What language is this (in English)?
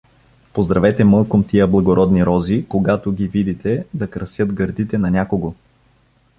Bulgarian